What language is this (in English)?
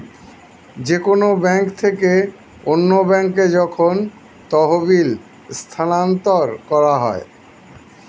Bangla